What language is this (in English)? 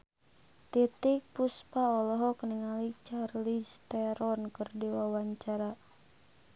Sundanese